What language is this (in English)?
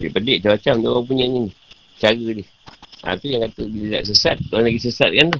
Malay